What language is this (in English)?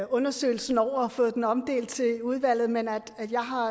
Danish